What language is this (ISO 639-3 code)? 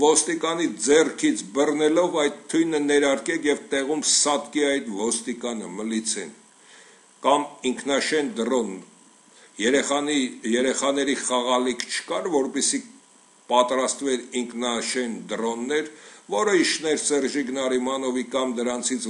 tur